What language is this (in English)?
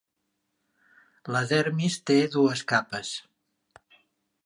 Catalan